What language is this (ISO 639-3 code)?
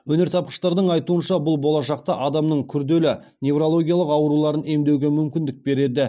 kaz